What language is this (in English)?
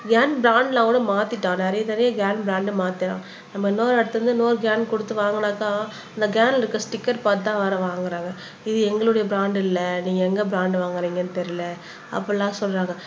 Tamil